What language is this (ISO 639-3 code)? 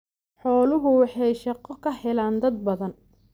som